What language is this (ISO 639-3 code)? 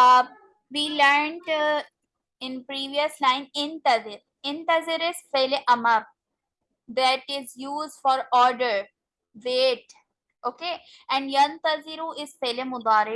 eng